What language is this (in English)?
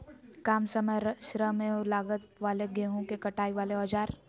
Magahi